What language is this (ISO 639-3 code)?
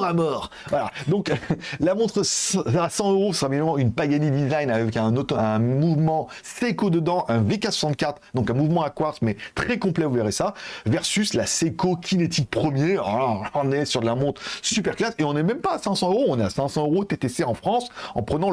fra